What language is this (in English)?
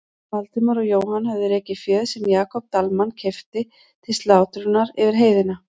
Icelandic